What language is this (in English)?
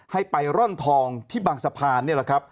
Thai